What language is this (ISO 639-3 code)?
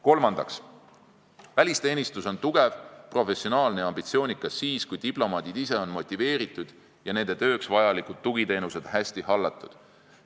est